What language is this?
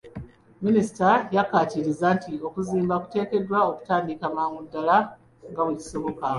Ganda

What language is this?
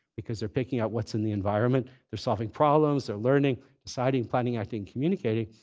English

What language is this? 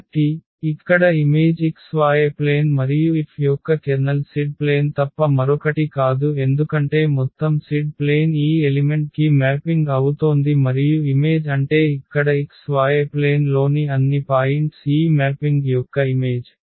Telugu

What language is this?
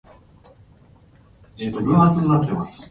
Japanese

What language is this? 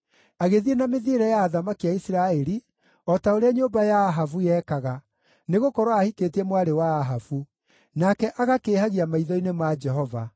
Kikuyu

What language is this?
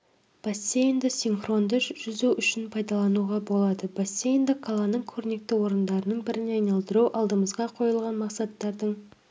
Kazakh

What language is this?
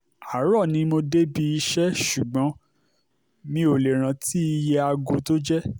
Yoruba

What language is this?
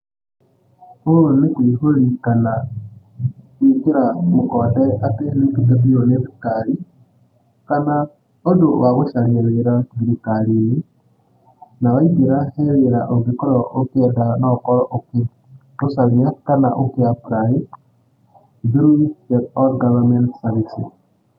Kikuyu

